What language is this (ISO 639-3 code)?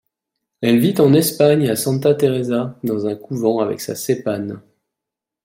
fra